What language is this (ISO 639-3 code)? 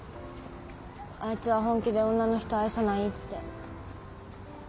jpn